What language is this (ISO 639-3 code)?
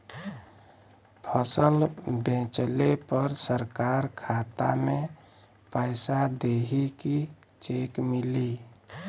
bho